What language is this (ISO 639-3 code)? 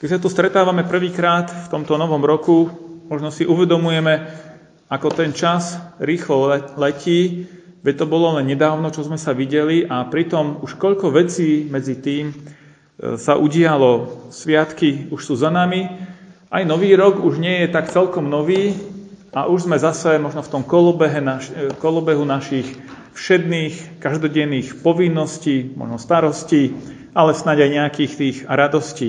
slk